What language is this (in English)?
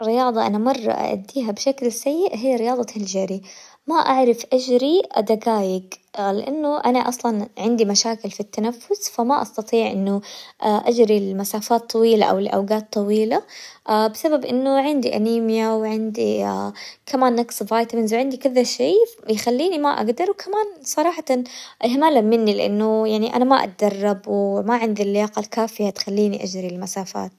Hijazi Arabic